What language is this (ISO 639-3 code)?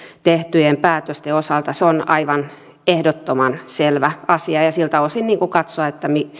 fin